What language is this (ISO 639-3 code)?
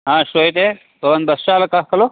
san